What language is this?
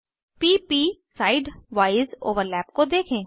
Hindi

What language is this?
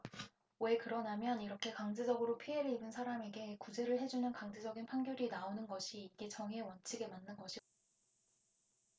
Korean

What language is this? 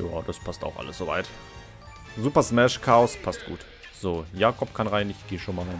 German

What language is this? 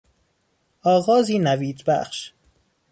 Persian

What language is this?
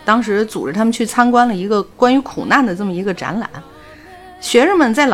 Chinese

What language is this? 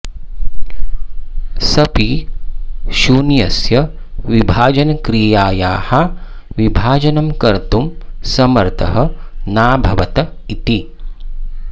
Sanskrit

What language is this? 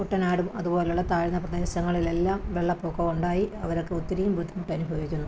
Malayalam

